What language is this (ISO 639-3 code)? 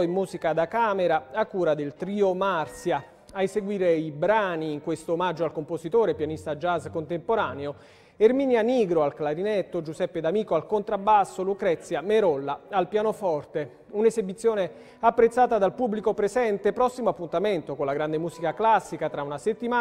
ita